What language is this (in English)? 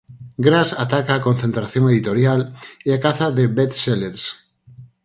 Galician